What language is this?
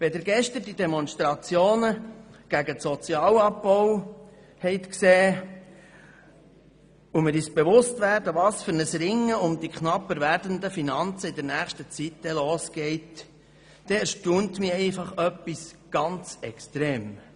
Swiss German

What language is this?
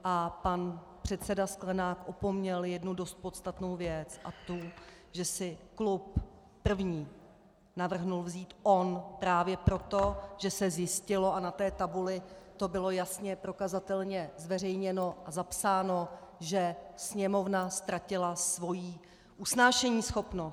Czech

